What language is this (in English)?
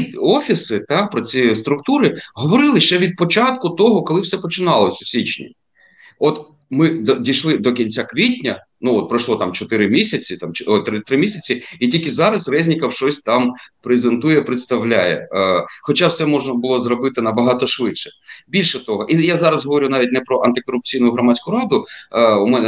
Ukrainian